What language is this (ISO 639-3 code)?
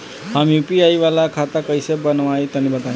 bho